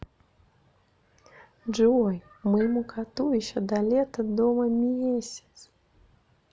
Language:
Russian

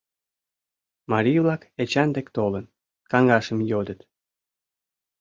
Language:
Mari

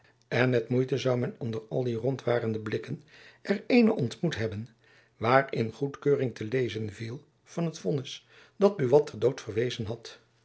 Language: Dutch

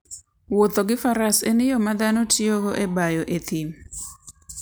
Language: Luo (Kenya and Tanzania)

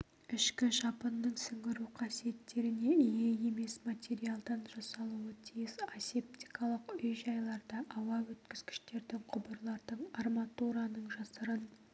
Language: Kazakh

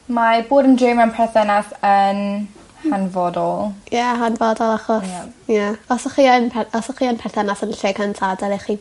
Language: Welsh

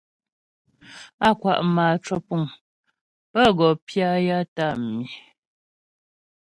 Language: Ghomala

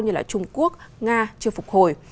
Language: Vietnamese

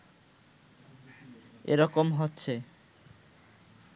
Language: Bangla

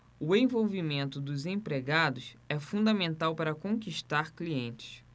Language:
Portuguese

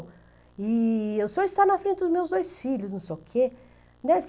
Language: Portuguese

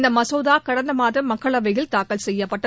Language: Tamil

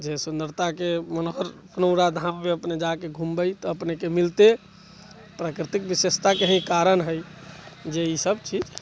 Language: Maithili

